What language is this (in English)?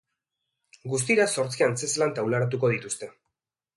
Basque